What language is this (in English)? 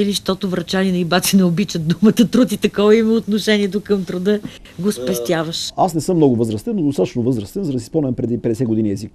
Bulgarian